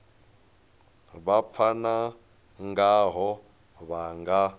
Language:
Venda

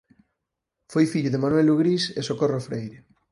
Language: Galician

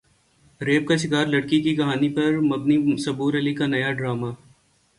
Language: Urdu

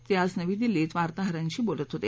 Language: Marathi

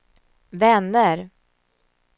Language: Swedish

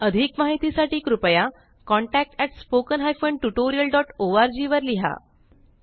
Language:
Marathi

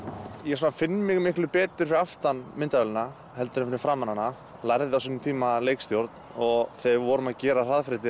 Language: Icelandic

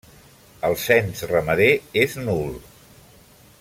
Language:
Catalan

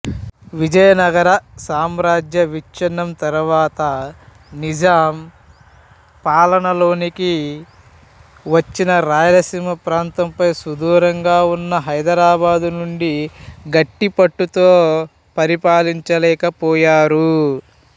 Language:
Telugu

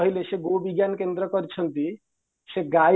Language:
Odia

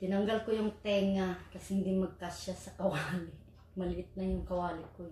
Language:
Filipino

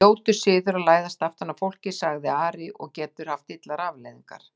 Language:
Icelandic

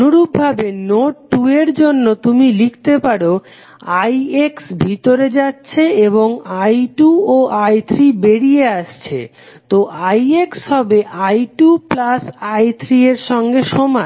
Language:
Bangla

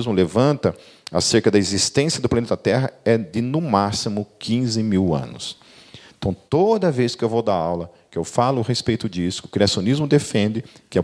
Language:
Portuguese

